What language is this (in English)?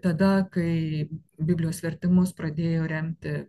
Lithuanian